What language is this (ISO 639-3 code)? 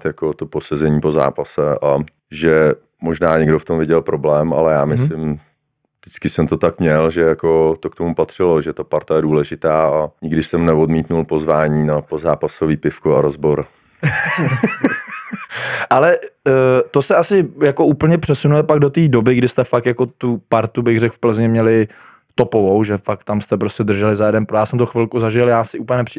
ces